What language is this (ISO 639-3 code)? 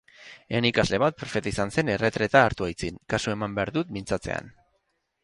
eus